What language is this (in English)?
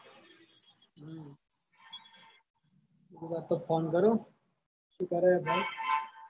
Gujarati